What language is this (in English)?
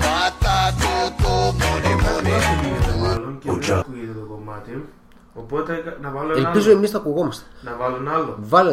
Greek